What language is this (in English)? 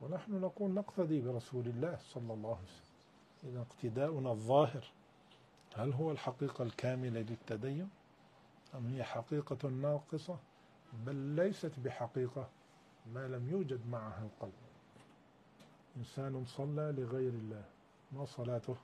Arabic